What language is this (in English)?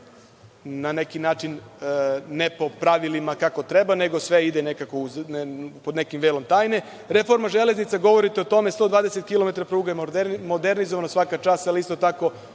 Serbian